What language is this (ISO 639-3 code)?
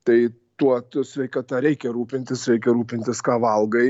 lit